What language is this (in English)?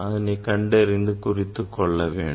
Tamil